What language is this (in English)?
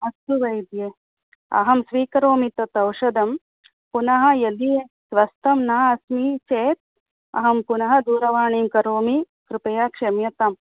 Sanskrit